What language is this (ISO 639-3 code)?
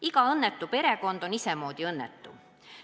est